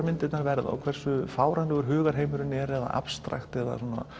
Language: Icelandic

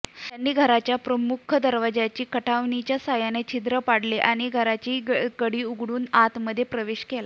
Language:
Marathi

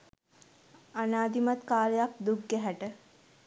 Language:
Sinhala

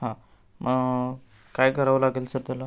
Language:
Marathi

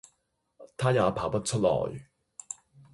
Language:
Cantonese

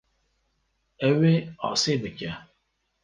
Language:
Kurdish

